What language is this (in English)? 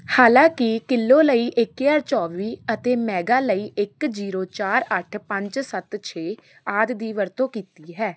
Punjabi